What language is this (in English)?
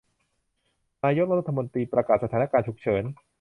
Thai